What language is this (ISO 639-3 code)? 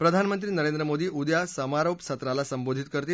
mar